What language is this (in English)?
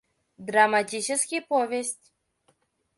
Mari